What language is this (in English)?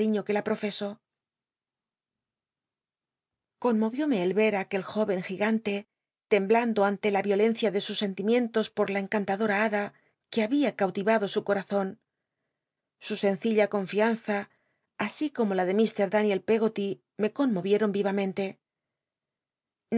Spanish